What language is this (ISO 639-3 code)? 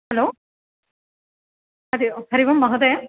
san